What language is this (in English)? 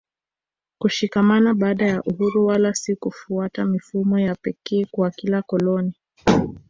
Swahili